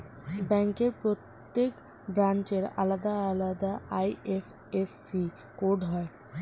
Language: Bangla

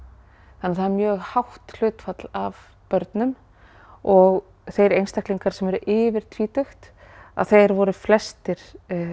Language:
Icelandic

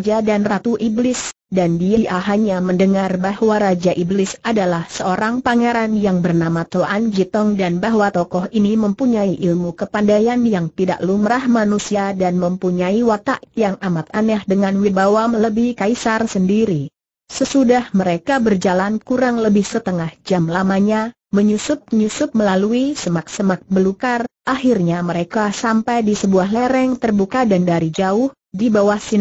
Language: Indonesian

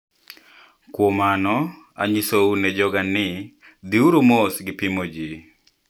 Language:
Luo (Kenya and Tanzania)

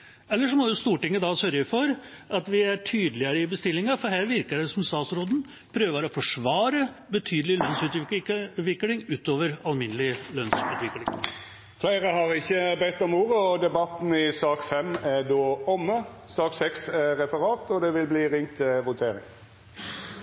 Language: Norwegian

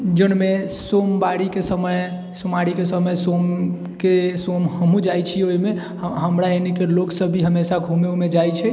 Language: Maithili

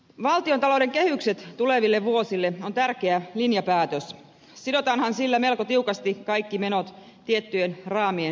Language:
Finnish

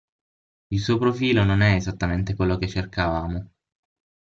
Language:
Italian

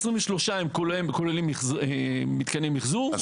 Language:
Hebrew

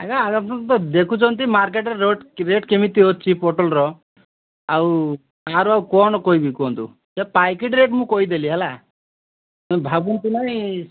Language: Odia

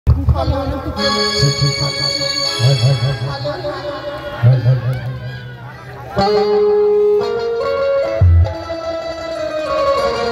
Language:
Hindi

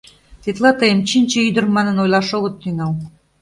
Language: Mari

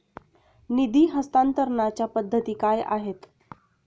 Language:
Marathi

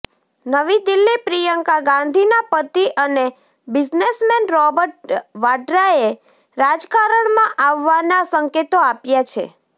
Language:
Gujarati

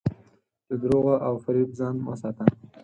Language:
Pashto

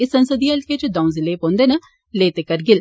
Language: Dogri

